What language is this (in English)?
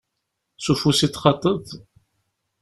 Kabyle